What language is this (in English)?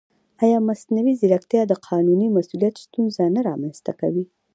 Pashto